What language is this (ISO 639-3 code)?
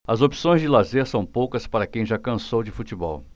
por